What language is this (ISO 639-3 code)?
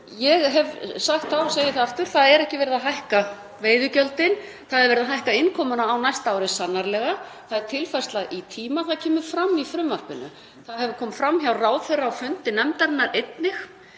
isl